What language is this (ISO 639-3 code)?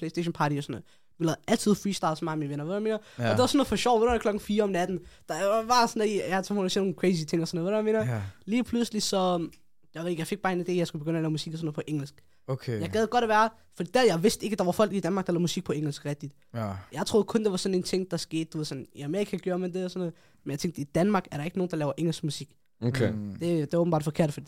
dan